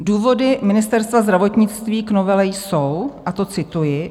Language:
Czech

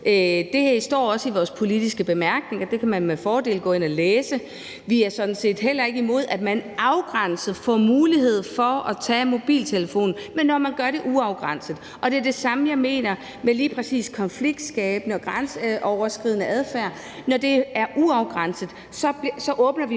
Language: Danish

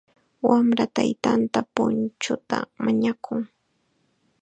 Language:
Chiquián Ancash Quechua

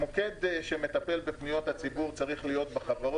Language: Hebrew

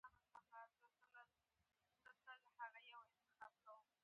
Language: Pashto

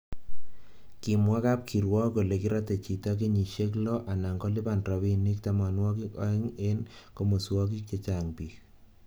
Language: Kalenjin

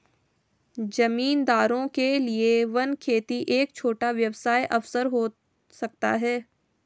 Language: Hindi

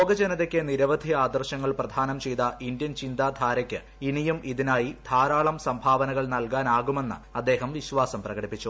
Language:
Malayalam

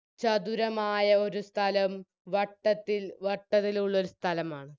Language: Malayalam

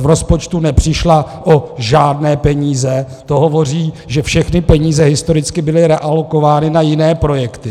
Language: Czech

